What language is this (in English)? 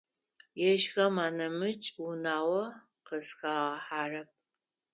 Adyghe